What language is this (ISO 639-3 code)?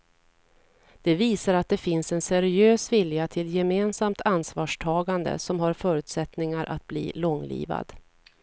swe